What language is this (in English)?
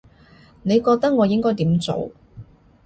Cantonese